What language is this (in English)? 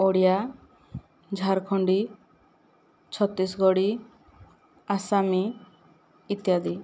Odia